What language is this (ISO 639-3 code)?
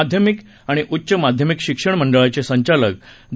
mar